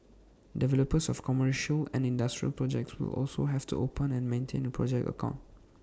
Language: English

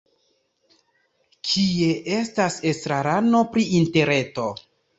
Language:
Esperanto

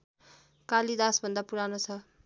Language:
Nepali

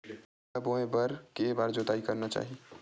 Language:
Chhattisgarhi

